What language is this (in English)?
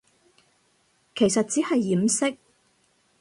Cantonese